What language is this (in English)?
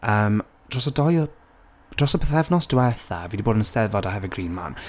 Welsh